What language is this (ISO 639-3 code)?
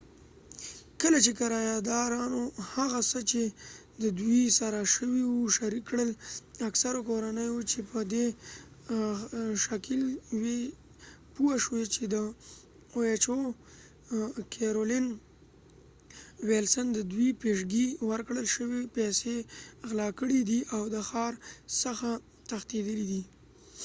pus